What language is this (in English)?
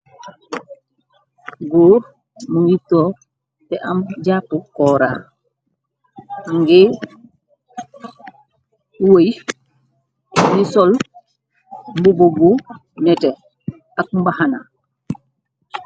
Wolof